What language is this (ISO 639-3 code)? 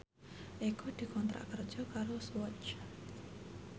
jav